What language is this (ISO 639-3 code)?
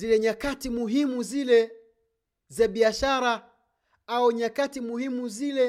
swa